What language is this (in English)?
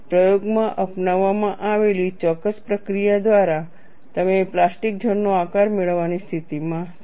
Gujarati